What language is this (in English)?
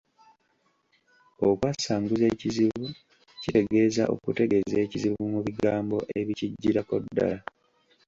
Ganda